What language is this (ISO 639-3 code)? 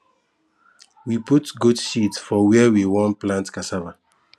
pcm